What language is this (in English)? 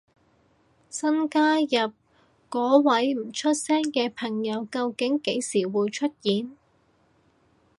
Cantonese